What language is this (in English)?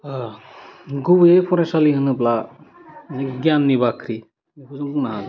Bodo